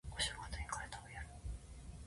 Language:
Japanese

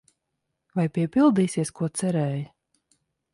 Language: Latvian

